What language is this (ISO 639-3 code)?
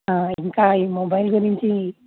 tel